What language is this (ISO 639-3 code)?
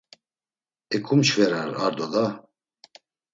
lzz